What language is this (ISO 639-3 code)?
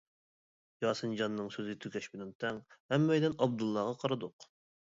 uig